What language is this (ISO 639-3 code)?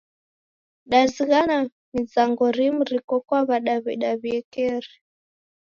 dav